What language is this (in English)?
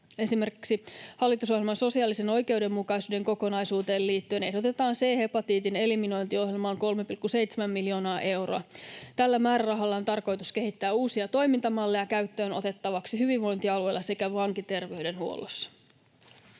Finnish